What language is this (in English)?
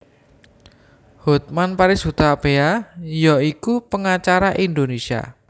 Javanese